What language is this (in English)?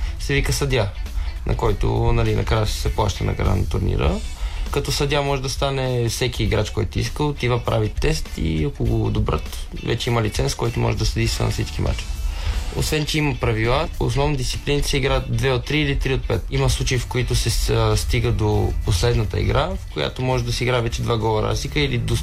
Bulgarian